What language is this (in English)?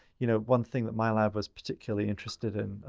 English